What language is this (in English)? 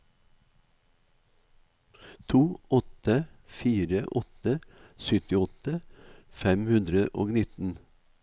Norwegian